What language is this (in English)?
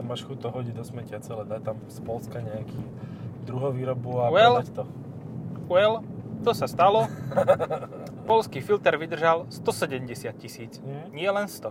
Slovak